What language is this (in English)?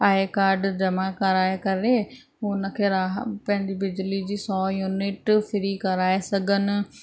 Sindhi